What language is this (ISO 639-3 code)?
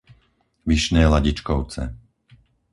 slk